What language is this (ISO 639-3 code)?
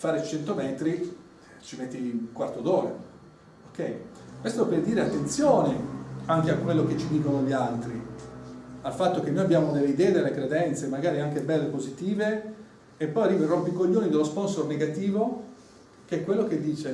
ita